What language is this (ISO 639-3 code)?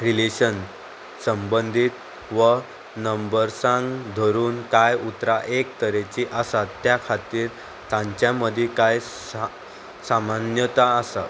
kok